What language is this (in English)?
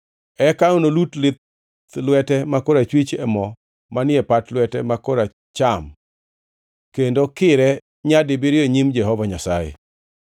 Luo (Kenya and Tanzania)